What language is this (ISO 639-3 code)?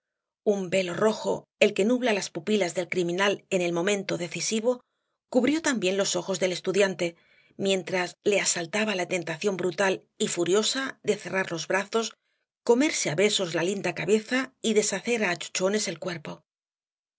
spa